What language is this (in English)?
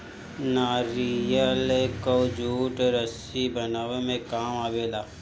Bhojpuri